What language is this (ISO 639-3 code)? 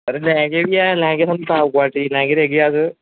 doi